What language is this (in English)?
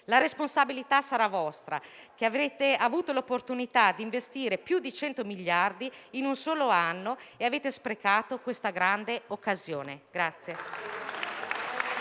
Italian